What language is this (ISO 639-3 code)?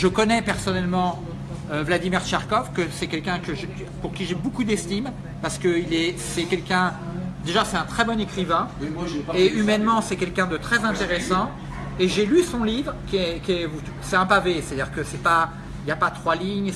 fra